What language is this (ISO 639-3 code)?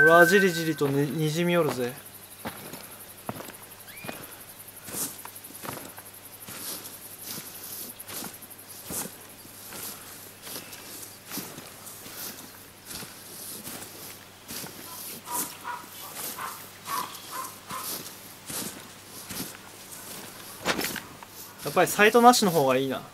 jpn